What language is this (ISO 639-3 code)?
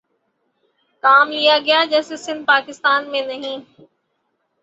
urd